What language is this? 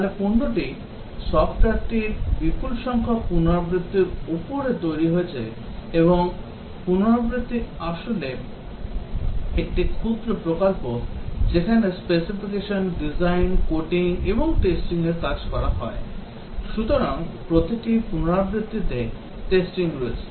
Bangla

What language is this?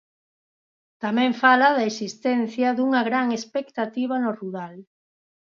Galician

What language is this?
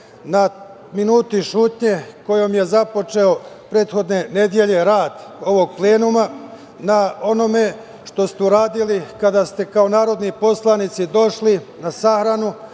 Serbian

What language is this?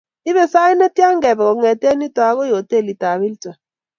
Kalenjin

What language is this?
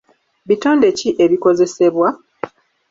Ganda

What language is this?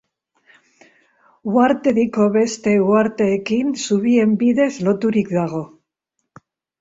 Basque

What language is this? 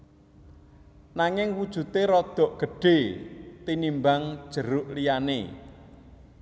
Javanese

